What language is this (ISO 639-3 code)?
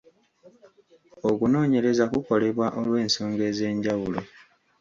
lug